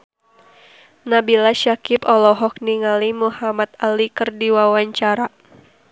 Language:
Sundanese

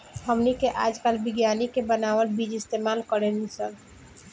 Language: Bhojpuri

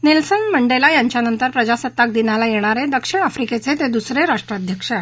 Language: Marathi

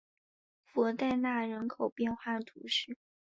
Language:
Chinese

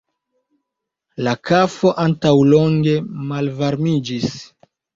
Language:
Esperanto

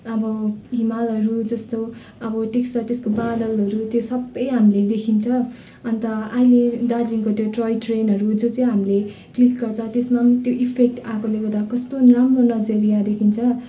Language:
Nepali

